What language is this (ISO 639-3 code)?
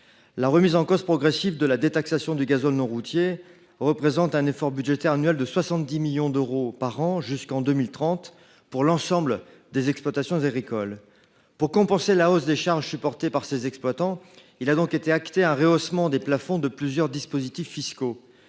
fra